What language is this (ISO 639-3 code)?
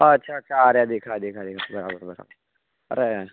guj